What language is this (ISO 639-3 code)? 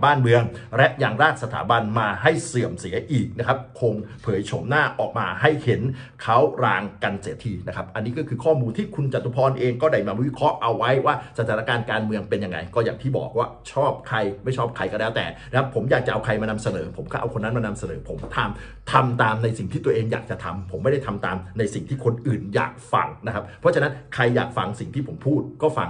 tha